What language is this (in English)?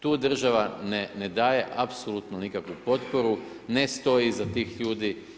Croatian